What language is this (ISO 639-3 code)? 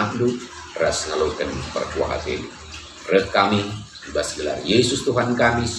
ind